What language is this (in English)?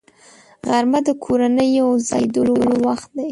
Pashto